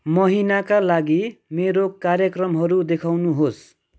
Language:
Nepali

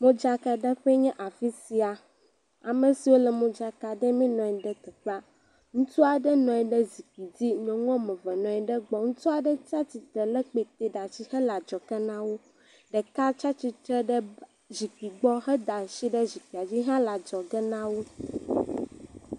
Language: Ewe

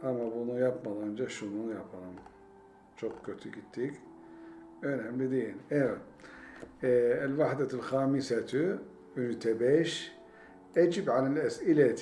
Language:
Turkish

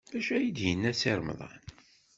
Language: Kabyle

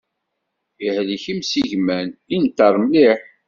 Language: Kabyle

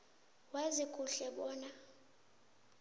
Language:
South Ndebele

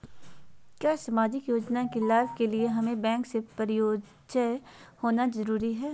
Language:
Magahi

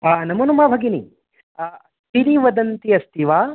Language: Sanskrit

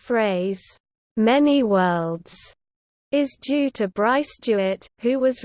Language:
English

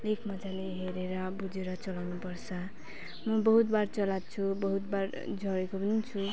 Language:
Nepali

